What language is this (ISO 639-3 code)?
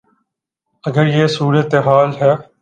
urd